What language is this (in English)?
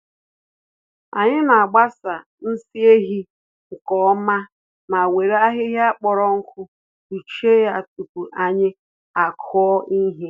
Igbo